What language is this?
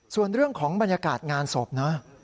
Thai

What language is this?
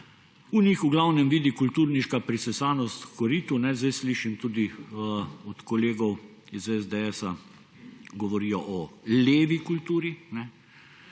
Slovenian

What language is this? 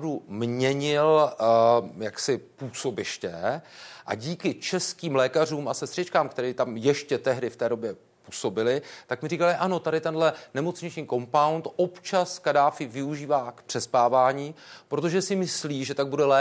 Czech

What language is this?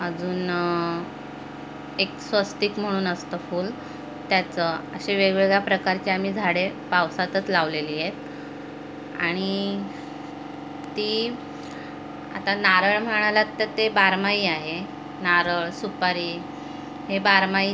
Marathi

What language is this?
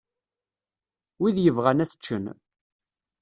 Kabyle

